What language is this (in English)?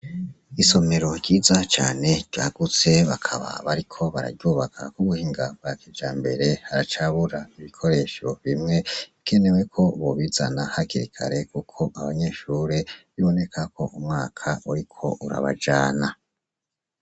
Rundi